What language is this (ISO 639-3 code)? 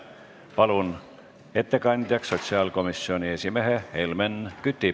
est